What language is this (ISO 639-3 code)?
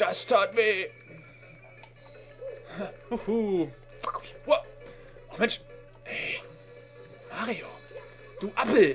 deu